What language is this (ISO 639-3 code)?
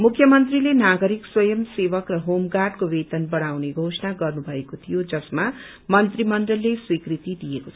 nep